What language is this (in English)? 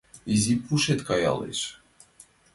Mari